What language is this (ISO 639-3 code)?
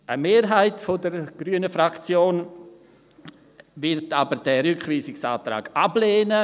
gsw